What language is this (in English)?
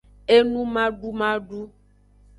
Aja (Benin)